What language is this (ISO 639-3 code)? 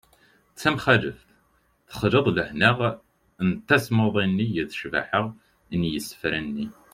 kab